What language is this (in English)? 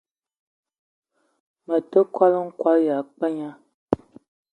Eton (Cameroon)